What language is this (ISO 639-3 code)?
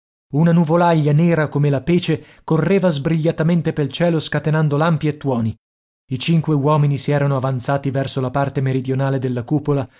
ita